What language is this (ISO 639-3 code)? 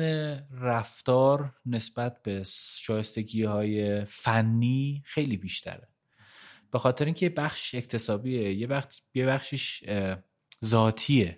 fas